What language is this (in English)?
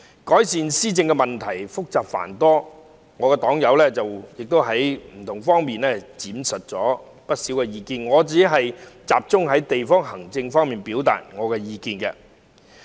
Cantonese